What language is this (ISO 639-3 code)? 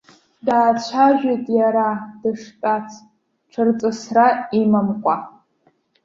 abk